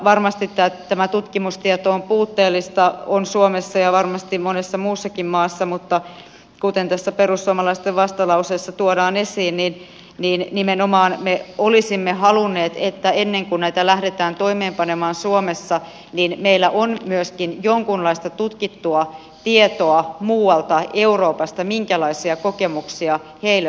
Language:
Finnish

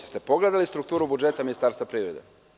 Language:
Serbian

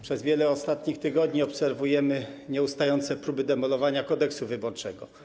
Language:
Polish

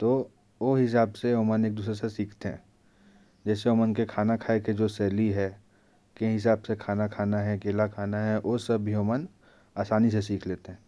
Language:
Korwa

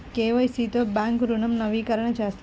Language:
Telugu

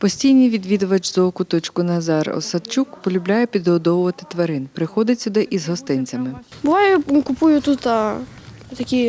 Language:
Ukrainian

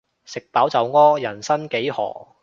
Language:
Cantonese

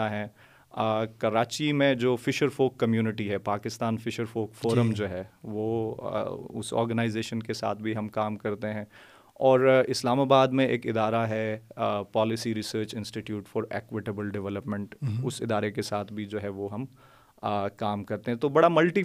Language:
Urdu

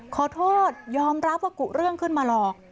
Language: Thai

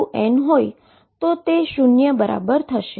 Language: Gujarati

